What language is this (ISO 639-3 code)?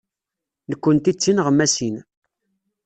kab